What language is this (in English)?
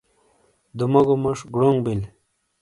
Shina